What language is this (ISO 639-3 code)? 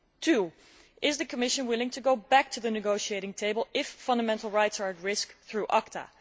eng